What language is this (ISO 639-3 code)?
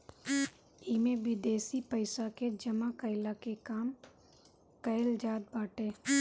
bho